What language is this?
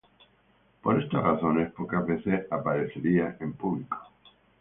Spanish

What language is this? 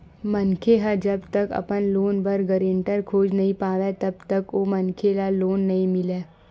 Chhattisgarhi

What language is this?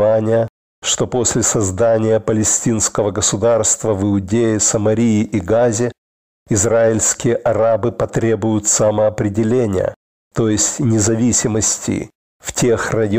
Russian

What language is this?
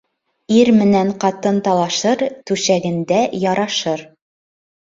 Bashkir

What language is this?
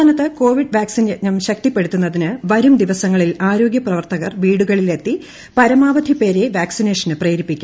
Malayalam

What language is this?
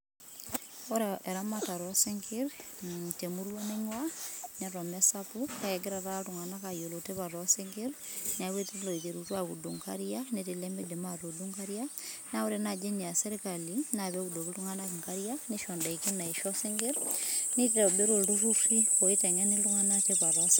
Masai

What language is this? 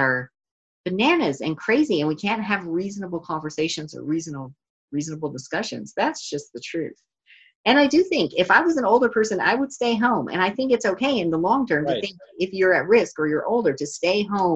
English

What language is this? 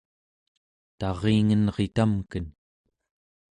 Central Yupik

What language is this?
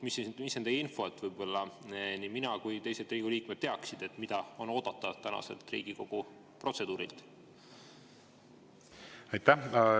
Estonian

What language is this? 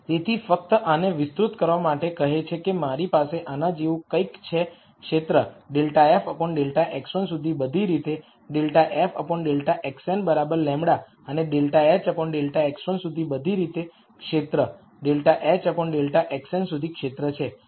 Gujarati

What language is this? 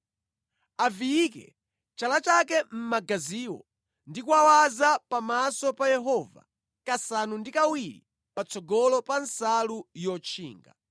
Nyanja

